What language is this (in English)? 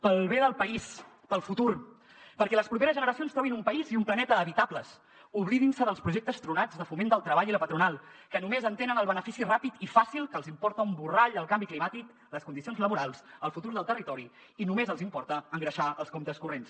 Catalan